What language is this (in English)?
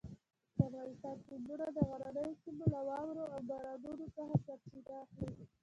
Pashto